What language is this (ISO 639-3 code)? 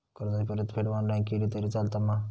mar